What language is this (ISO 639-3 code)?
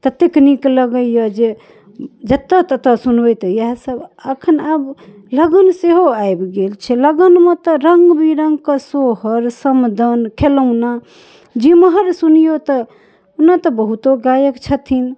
mai